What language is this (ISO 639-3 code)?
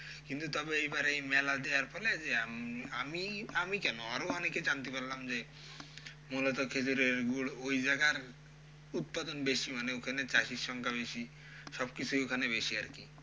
ben